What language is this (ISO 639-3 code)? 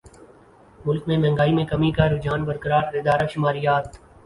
urd